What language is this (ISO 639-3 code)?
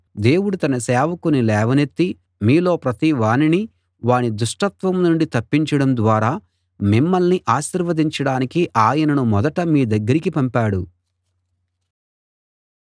tel